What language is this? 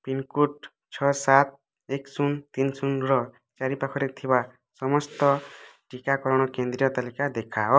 Odia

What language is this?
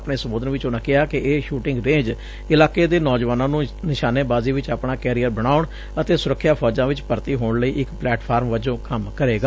Punjabi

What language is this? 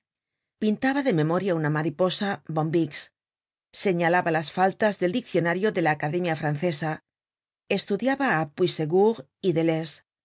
Spanish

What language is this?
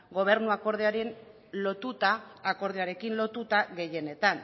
Basque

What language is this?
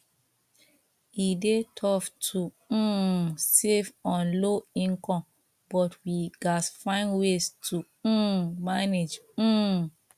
Nigerian Pidgin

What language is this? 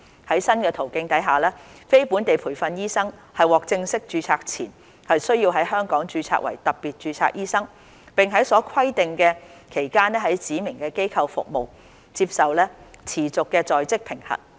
Cantonese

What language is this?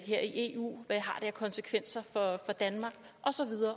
Danish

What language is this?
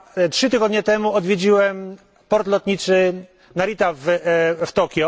Polish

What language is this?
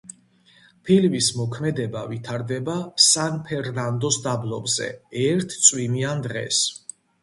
Georgian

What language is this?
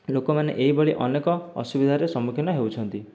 Odia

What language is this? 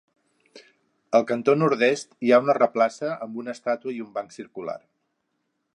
Catalan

